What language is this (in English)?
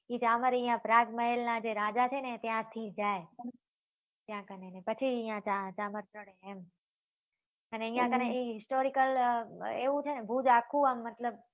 Gujarati